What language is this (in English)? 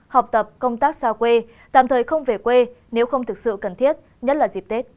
Vietnamese